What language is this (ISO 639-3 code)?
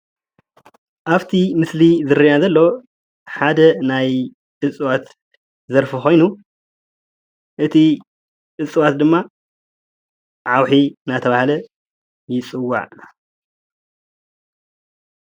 tir